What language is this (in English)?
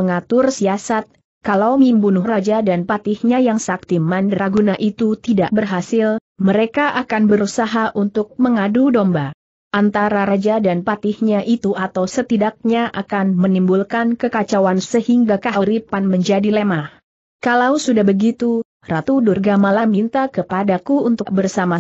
Indonesian